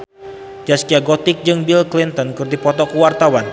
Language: Sundanese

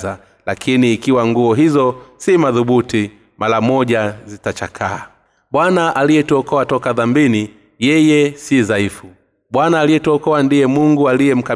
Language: Swahili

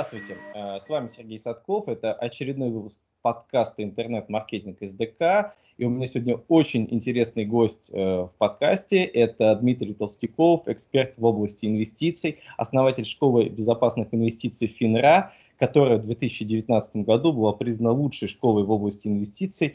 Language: Russian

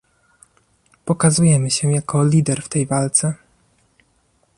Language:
Polish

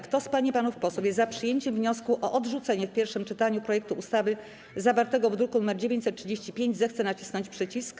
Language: Polish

